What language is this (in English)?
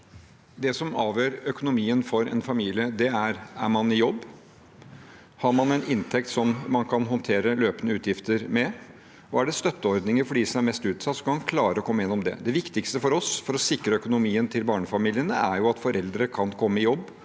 Norwegian